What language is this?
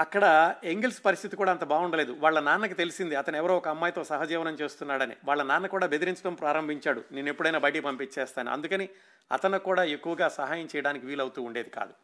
Telugu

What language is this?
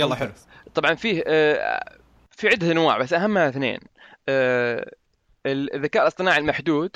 Arabic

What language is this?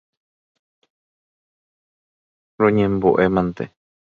Guarani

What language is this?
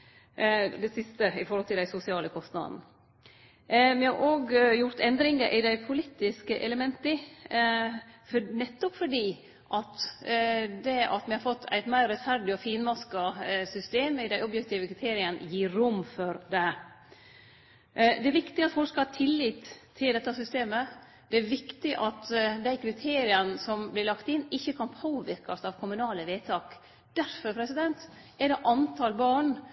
Norwegian Nynorsk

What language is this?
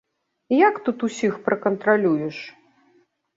Belarusian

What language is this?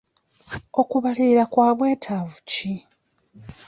Ganda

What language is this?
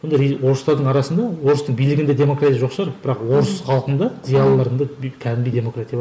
Kazakh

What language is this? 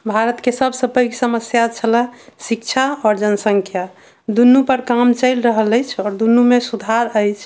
Maithili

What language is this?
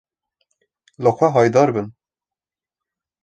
Kurdish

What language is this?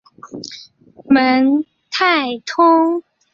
Chinese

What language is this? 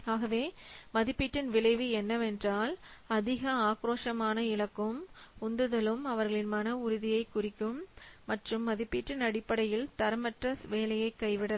Tamil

